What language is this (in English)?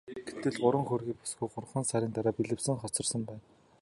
Mongolian